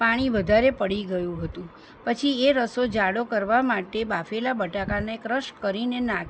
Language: Gujarati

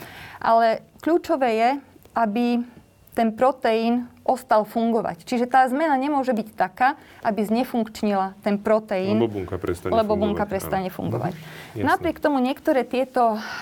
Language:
Slovak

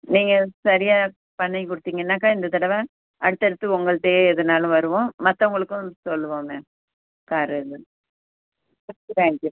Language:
Tamil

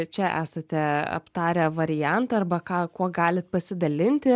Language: Lithuanian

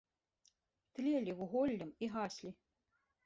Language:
Belarusian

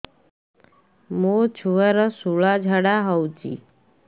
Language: Odia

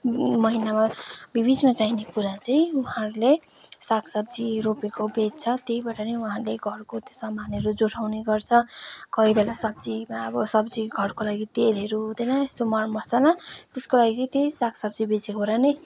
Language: Nepali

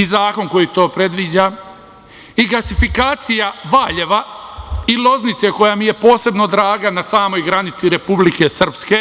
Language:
Serbian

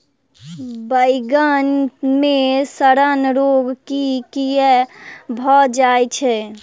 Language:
Maithili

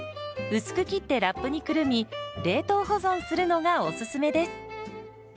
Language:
Japanese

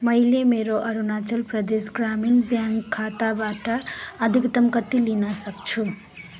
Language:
Nepali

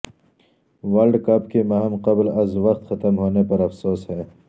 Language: Urdu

